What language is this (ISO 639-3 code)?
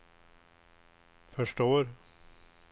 swe